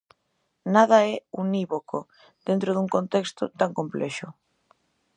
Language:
Galician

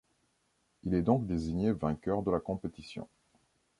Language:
French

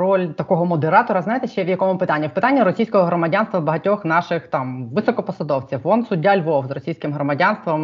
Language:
Ukrainian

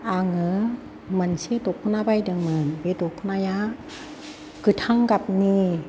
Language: Bodo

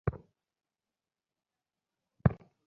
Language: Bangla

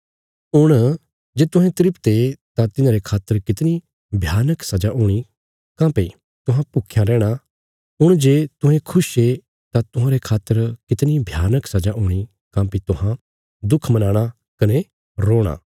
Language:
Bilaspuri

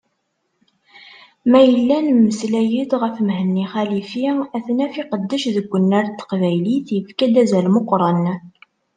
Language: Kabyle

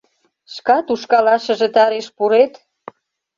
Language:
Mari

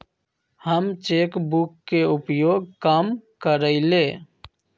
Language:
Magahi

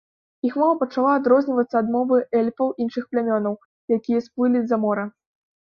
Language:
Belarusian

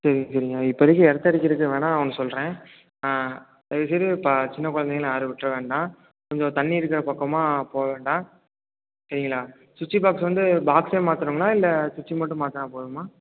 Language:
Tamil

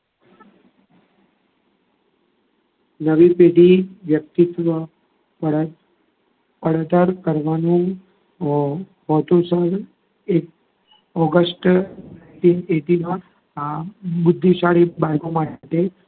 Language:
Gujarati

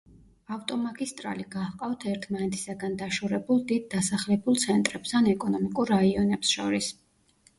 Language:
Georgian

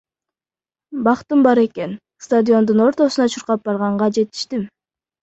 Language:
Kyrgyz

